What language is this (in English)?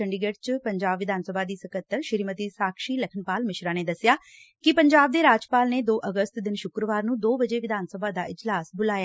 Punjabi